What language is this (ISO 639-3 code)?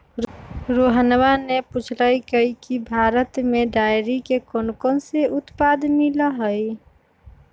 mag